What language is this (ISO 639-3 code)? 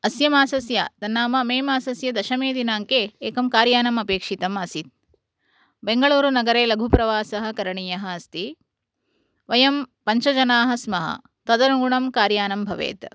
san